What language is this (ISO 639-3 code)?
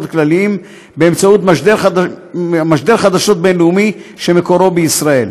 heb